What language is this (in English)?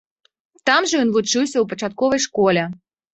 Belarusian